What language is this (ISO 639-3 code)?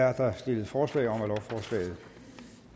dan